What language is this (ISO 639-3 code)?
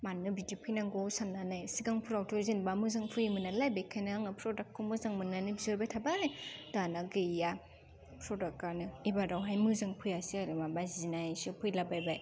brx